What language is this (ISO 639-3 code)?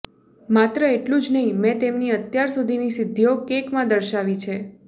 guj